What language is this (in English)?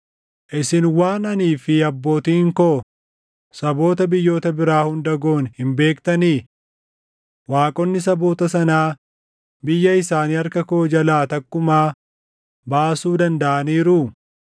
Oromo